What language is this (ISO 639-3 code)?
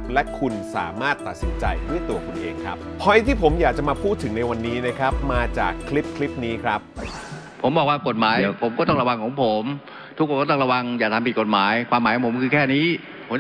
tha